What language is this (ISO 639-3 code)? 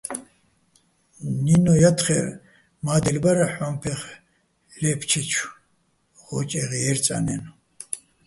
bbl